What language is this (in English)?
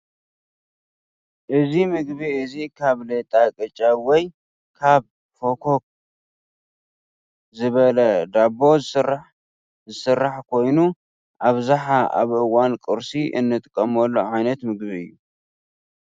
Tigrinya